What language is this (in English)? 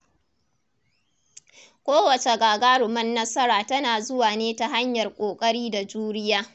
Hausa